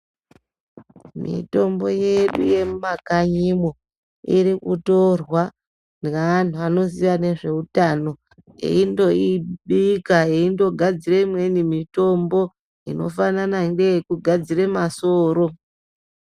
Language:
Ndau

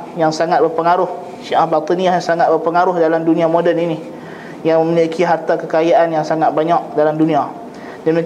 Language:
Malay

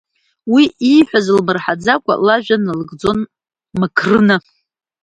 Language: Abkhazian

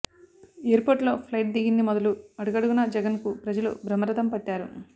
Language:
Telugu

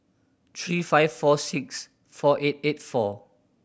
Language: English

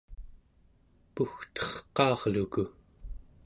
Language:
Central Yupik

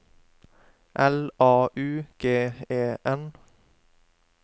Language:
Norwegian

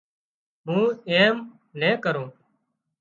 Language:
Wadiyara Koli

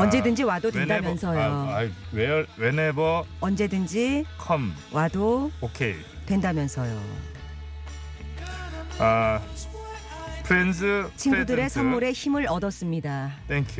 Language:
Korean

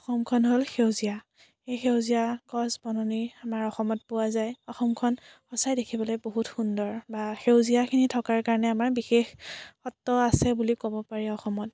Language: Assamese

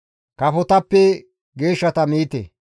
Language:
Gamo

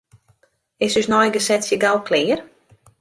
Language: Western Frisian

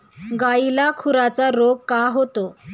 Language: Marathi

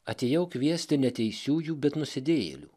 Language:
Lithuanian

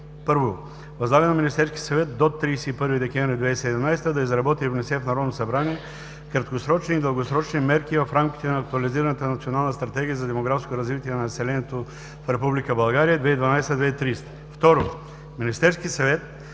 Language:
Bulgarian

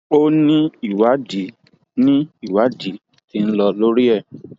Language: Yoruba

